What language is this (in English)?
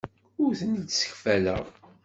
Kabyle